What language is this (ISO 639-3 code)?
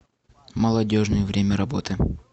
rus